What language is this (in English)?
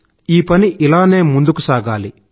Telugu